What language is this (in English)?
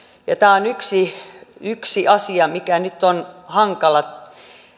Finnish